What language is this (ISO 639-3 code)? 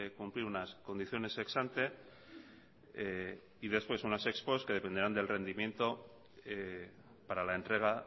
spa